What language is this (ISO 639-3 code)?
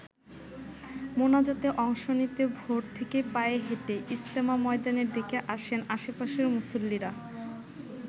ben